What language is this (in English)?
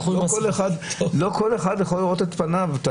Hebrew